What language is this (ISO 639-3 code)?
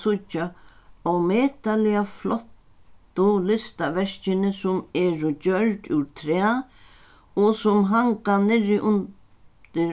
fao